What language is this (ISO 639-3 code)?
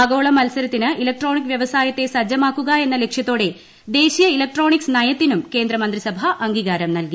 mal